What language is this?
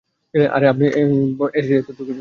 Bangla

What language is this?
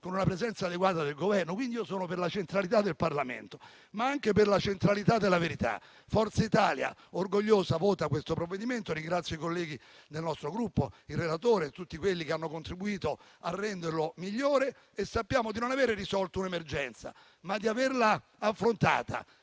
Italian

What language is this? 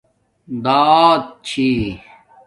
Domaaki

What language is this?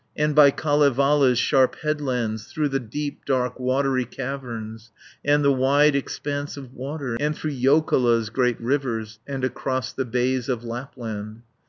English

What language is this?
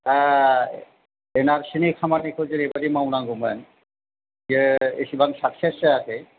Bodo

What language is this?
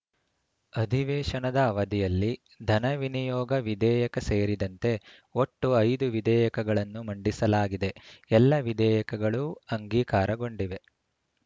Kannada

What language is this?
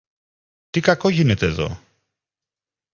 Greek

